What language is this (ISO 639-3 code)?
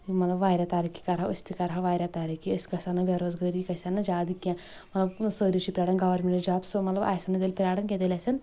kas